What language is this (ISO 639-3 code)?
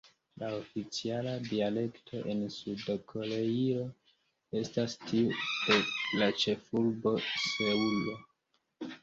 epo